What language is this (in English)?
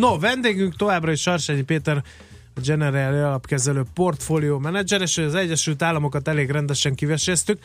Hungarian